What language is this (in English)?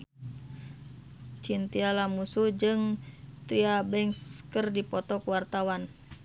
Sundanese